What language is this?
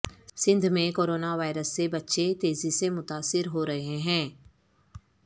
Urdu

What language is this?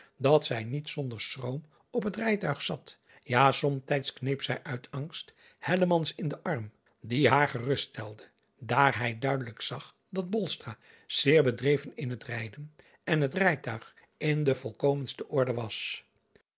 Dutch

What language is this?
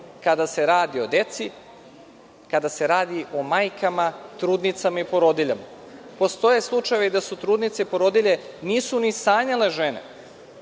Serbian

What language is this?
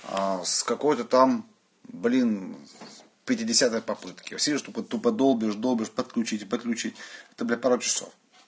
Russian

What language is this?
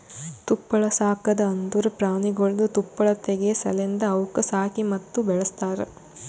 Kannada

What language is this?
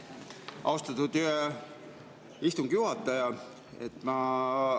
Estonian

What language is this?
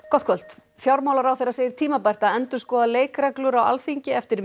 Icelandic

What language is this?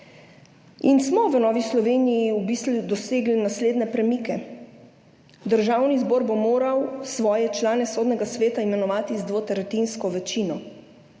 Slovenian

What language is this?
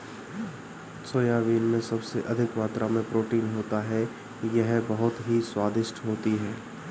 Hindi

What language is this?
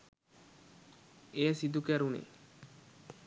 Sinhala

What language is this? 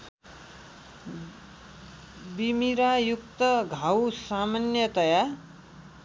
Nepali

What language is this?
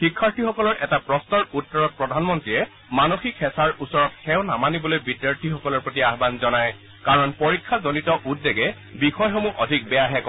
Assamese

